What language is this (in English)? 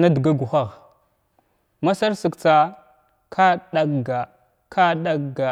Glavda